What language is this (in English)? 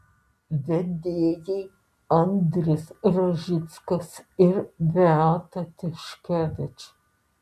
Lithuanian